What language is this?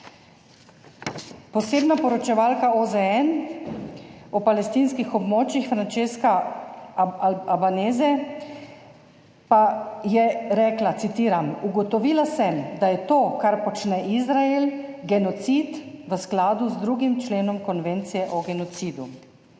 Slovenian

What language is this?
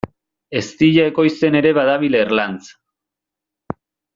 Basque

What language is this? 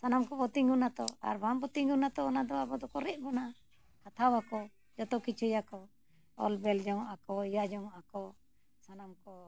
Santali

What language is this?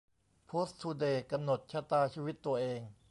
Thai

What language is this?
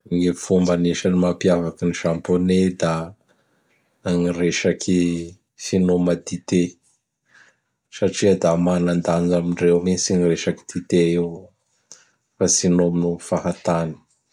Bara Malagasy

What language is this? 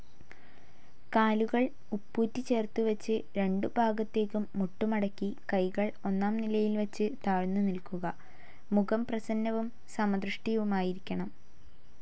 Malayalam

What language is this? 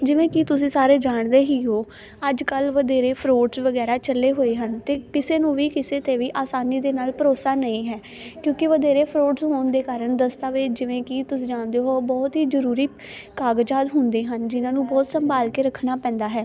Punjabi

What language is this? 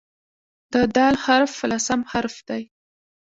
Pashto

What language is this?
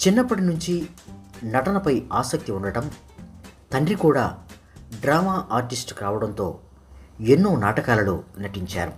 Romanian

